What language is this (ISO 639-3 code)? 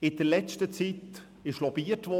gsw